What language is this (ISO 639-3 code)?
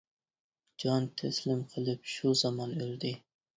uig